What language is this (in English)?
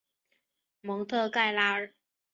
Chinese